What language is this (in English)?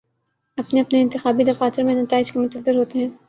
Urdu